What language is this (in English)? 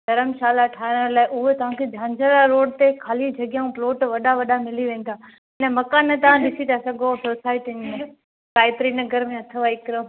Sindhi